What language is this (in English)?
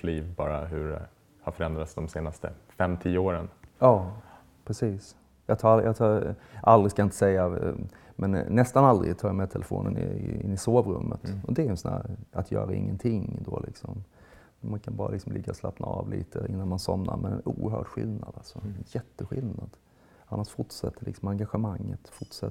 Swedish